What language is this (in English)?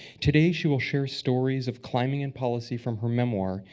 English